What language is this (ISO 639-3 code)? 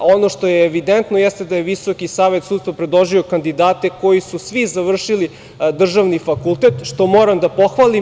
srp